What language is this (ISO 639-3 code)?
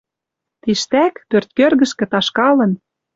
mrj